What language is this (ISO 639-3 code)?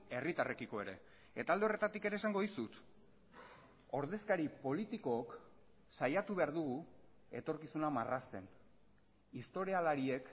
eus